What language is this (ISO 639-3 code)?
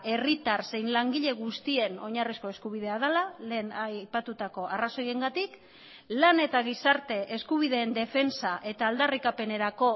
eus